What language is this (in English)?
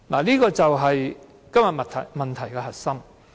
Cantonese